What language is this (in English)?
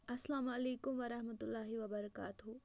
Kashmiri